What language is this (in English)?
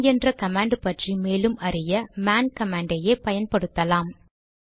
Tamil